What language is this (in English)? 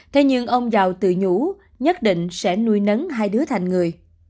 Vietnamese